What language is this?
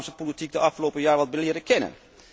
Dutch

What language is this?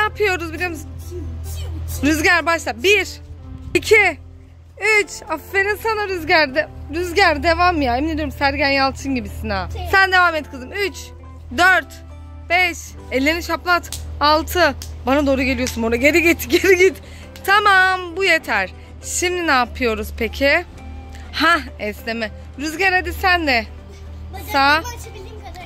Turkish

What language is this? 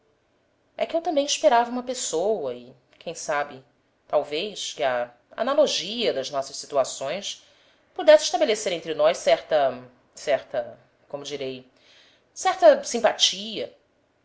Portuguese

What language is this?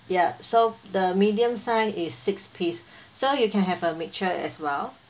English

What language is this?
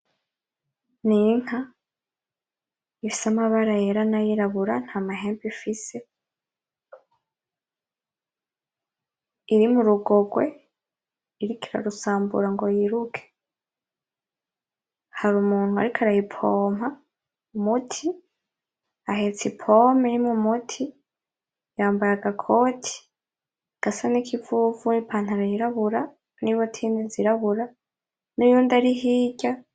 Rundi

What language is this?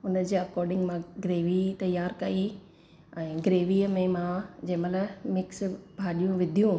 Sindhi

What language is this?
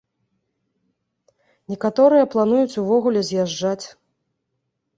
Belarusian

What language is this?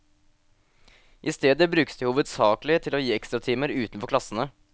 Norwegian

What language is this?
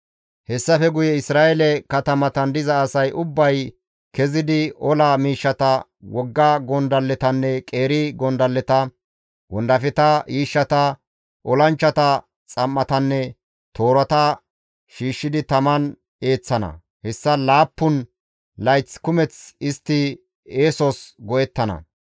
Gamo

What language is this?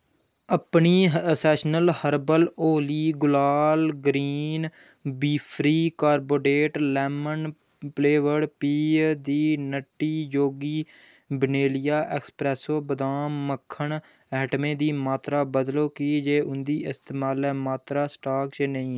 Dogri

